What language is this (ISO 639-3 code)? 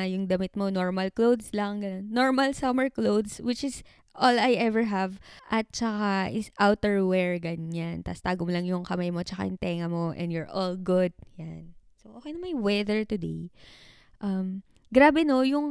fil